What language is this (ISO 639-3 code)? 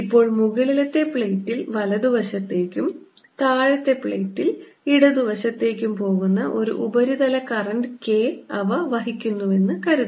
mal